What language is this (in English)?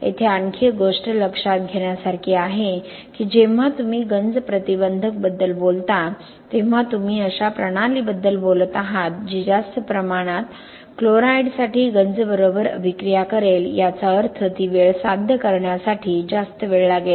Marathi